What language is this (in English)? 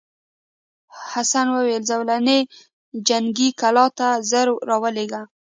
Pashto